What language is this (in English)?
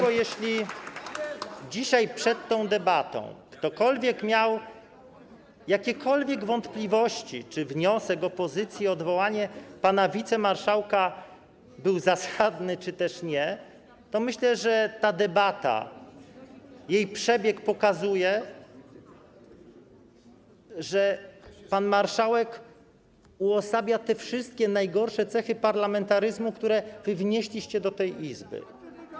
Polish